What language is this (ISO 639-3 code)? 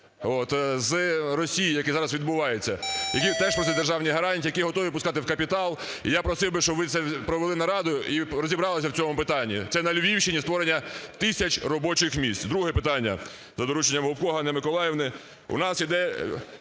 ukr